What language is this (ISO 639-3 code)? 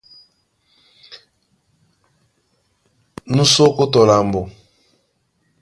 dua